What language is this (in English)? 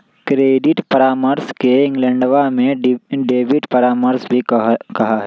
Magahi